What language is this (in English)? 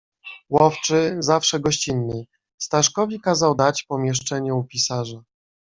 Polish